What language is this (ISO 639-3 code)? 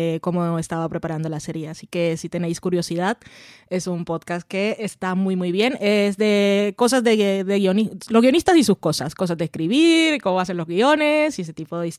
spa